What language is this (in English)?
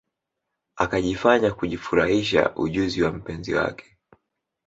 Swahili